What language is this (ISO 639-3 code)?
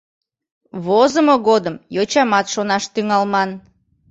chm